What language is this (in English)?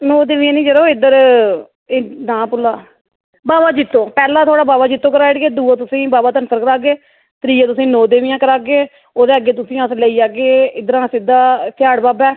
Dogri